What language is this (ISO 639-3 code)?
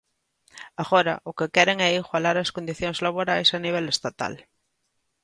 glg